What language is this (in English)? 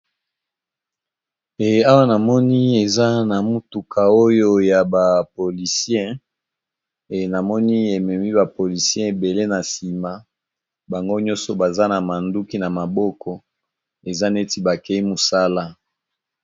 Lingala